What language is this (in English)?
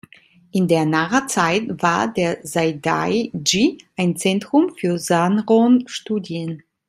German